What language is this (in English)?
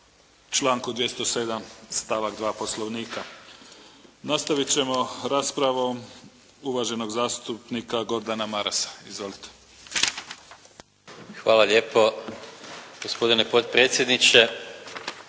Croatian